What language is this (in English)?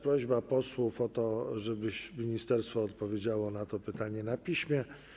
Polish